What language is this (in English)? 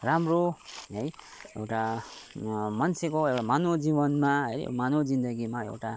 Nepali